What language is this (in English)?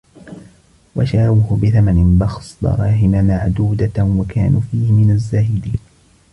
Arabic